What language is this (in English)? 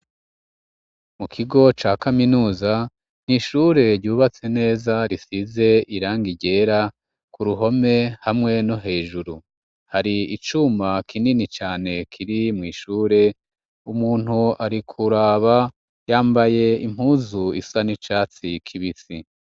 Rundi